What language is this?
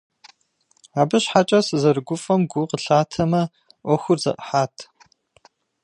Kabardian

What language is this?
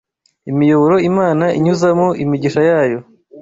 Kinyarwanda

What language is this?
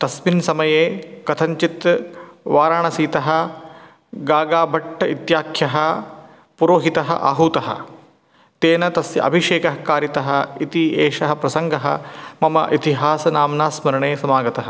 Sanskrit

